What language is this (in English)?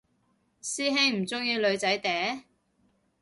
Cantonese